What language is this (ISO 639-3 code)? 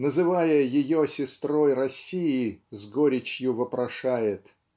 rus